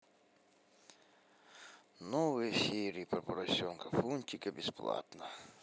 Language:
Russian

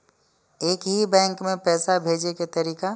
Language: Maithili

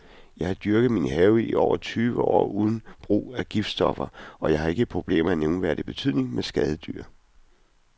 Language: Danish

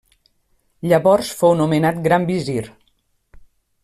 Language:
Catalan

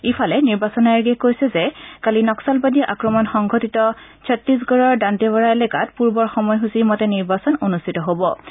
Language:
Assamese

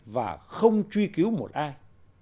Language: Vietnamese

